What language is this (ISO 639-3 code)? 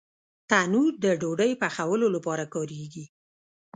pus